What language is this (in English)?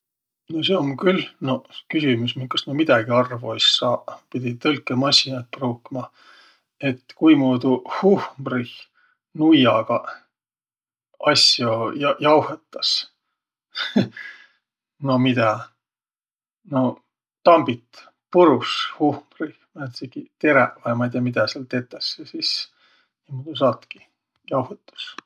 Võro